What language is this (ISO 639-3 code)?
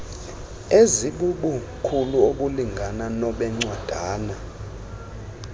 xho